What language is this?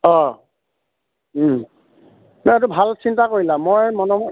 Assamese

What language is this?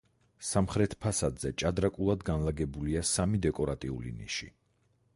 Georgian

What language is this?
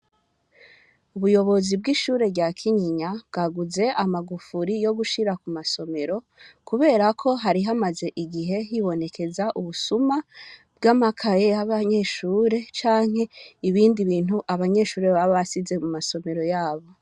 Rundi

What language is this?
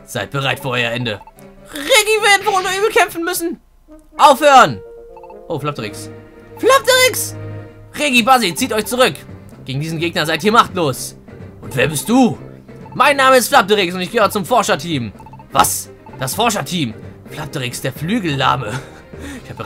German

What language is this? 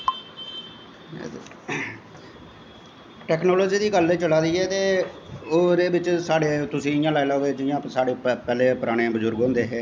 Dogri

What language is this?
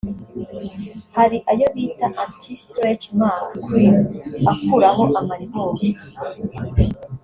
Kinyarwanda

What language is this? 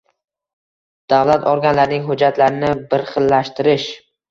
Uzbek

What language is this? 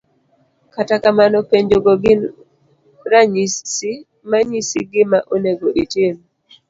Luo (Kenya and Tanzania)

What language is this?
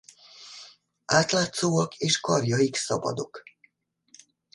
Hungarian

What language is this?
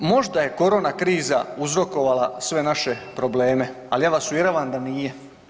Croatian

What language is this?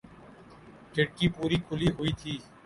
Urdu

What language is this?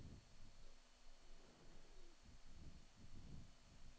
Swedish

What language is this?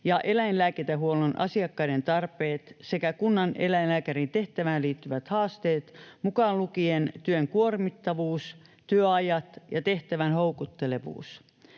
Finnish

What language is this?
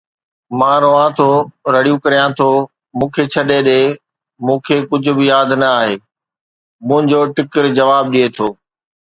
Sindhi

